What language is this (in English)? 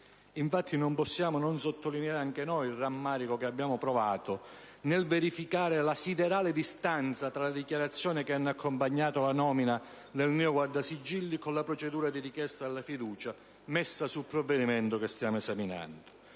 Italian